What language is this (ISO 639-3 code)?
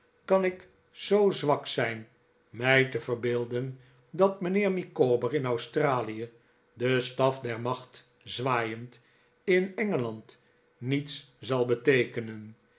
nld